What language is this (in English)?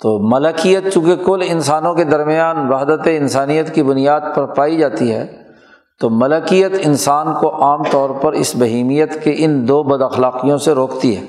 Urdu